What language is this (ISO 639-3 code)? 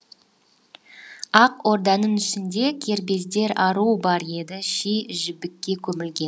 kaz